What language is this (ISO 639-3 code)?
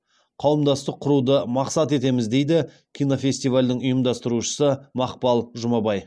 kaz